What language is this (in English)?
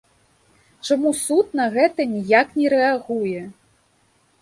Belarusian